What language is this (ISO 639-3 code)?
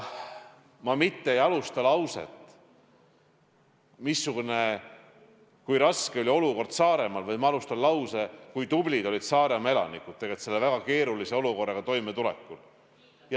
est